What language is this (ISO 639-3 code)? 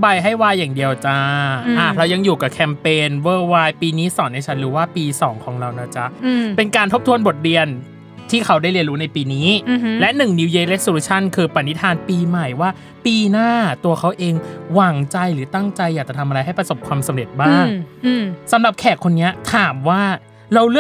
tha